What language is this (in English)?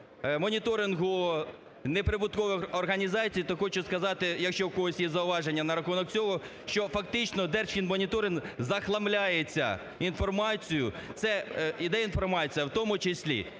Ukrainian